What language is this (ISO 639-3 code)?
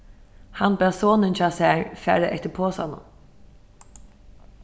fao